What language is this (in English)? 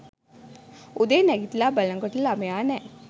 Sinhala